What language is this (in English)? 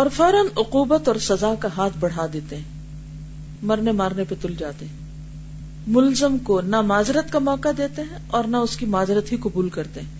Urdu